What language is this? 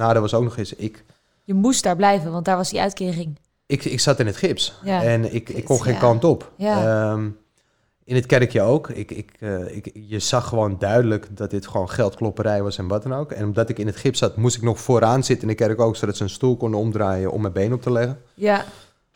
Dutch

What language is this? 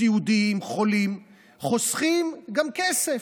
Hebrew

